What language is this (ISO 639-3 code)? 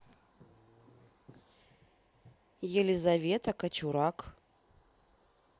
rus